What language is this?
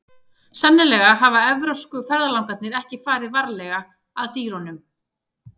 Icelandic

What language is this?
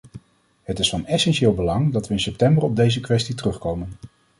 Dutch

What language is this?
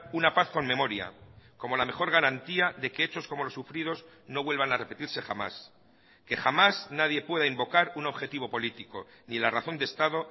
Spanish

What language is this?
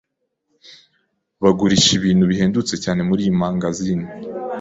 Kinyarwanda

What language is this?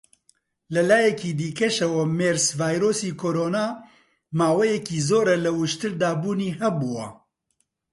Central Kurdish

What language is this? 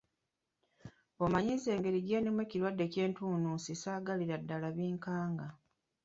Ganda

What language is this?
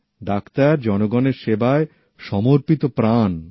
Bangla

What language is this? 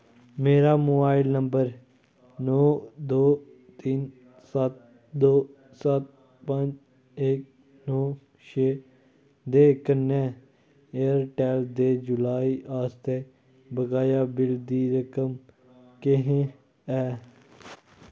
Dogri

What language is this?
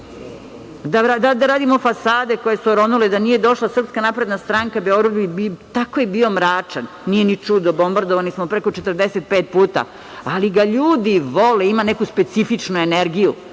Serbian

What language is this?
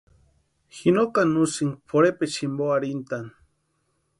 Western Highland Purepecha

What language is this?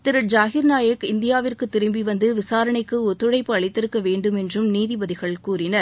Tamil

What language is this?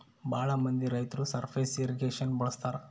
Kannada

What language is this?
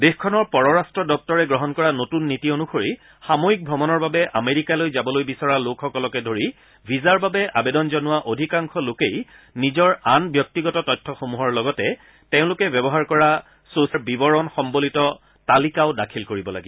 Assamese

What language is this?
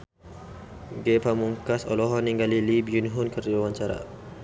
Sundanese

